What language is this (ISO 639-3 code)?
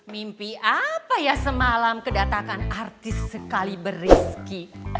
ind